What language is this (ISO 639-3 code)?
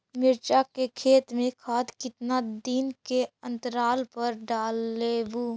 mag